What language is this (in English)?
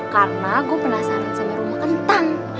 Indonesian